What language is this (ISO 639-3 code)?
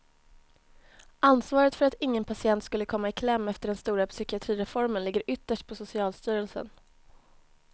swe